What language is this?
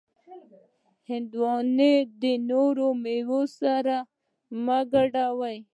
Pashto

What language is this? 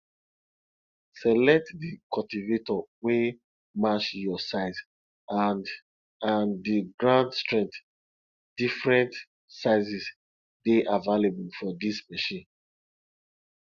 Nigerian Pidgin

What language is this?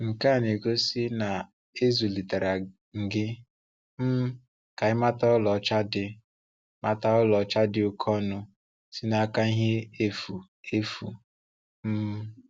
Igbo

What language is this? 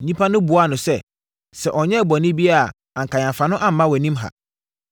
Akan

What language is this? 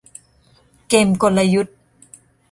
Thai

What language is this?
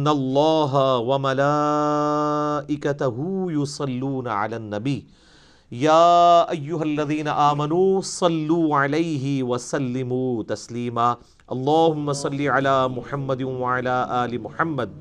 Urdu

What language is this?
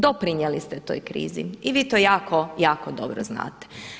Croatian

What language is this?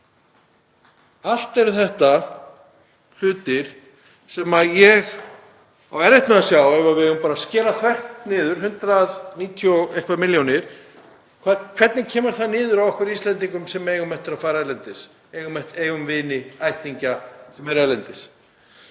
Icelandic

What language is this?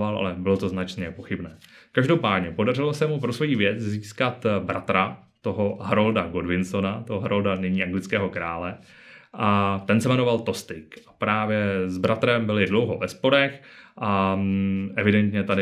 Czech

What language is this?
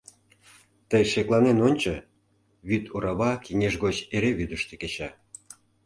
Mari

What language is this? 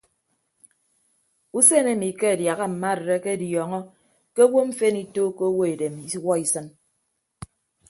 Ibibio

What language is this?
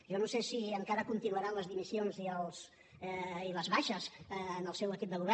Catalan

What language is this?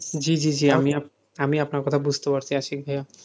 Bangla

